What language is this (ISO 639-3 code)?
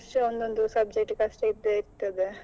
kan